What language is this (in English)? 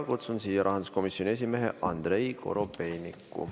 Estonian